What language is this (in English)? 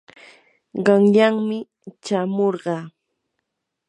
Yanahuanca Pasco Quechua